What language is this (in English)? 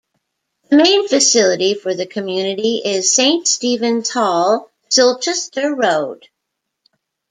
English